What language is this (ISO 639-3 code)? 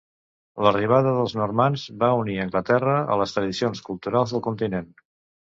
cat